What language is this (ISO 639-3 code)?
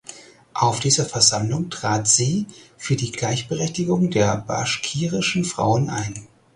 deu